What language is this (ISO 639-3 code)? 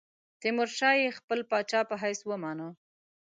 pus